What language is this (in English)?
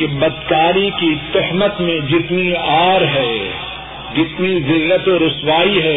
Urdu